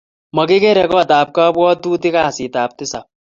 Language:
Kalenjin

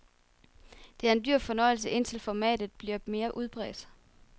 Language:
Danish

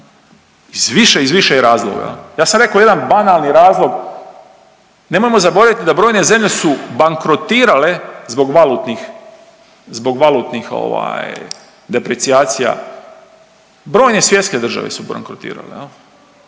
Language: Croatian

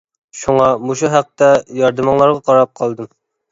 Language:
Uyghur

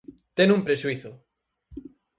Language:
Galician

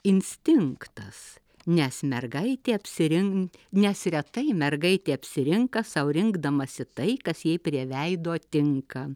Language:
Lithuanian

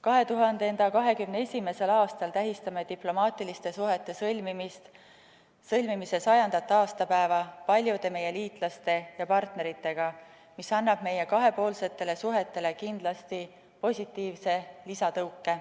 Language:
Estonian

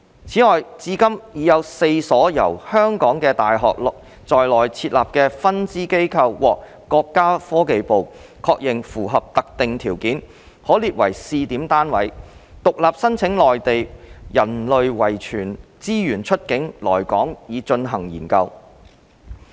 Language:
Cantonese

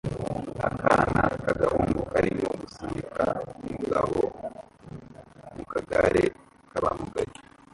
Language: Kinyarwanda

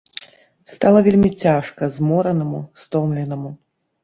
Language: Belarusian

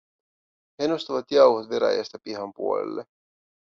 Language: Finnish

